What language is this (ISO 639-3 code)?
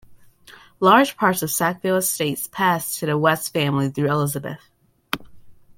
eng